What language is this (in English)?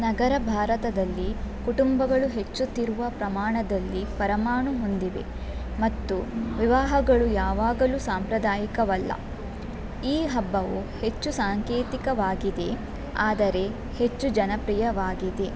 Kannada